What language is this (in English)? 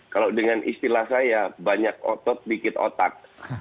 Indonesian